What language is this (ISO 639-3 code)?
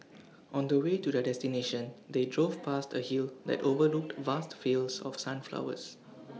eng